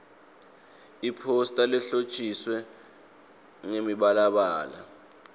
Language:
Swati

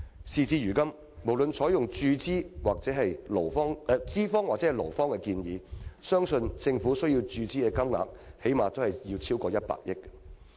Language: Cantonese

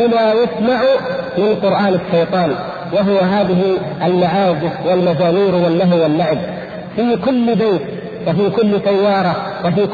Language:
Arabic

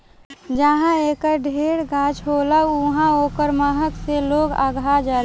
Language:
Bhojpuri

